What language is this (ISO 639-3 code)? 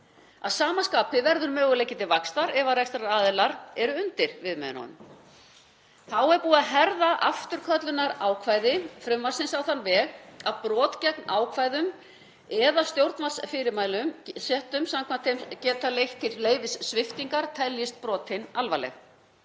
isl